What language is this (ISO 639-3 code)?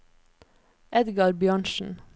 nor